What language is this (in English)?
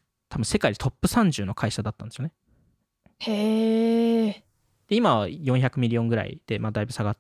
Japanese